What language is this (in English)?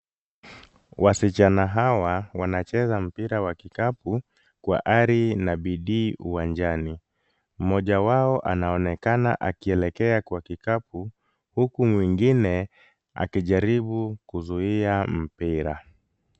Swahili